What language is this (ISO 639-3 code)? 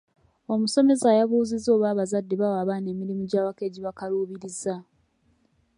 lug